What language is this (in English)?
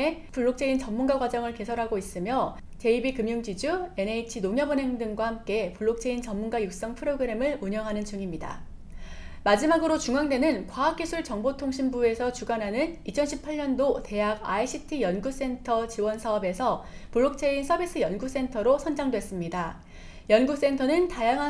Korean